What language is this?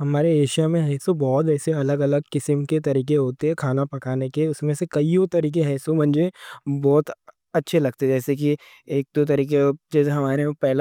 Deccan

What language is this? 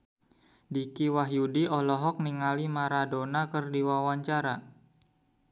Sundanese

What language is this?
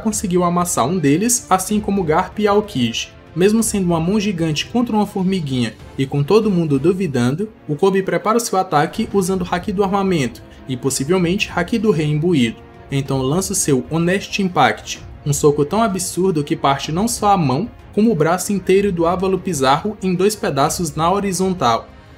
Portuguese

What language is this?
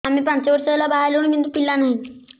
Odia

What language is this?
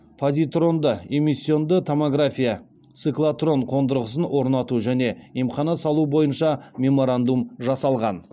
Kazakh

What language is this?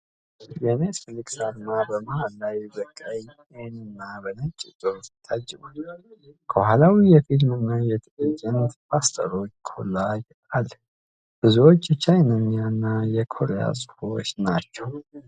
Amharic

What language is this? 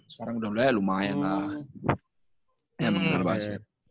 Indonesian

